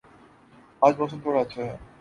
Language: Urdu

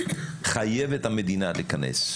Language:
Hebrew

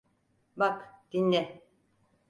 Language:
Turkish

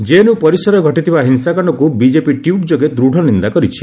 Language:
Odia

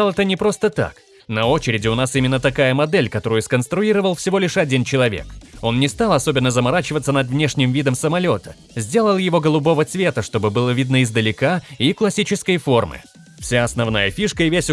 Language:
Russian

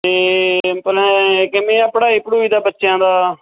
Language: Punjabi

